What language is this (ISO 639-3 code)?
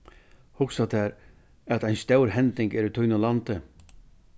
fao